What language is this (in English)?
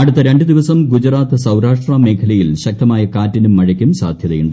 Malayalam